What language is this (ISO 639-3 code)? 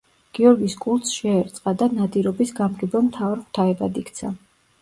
kat